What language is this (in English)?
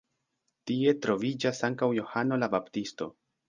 Esperanto